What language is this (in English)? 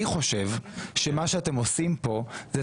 Hebrew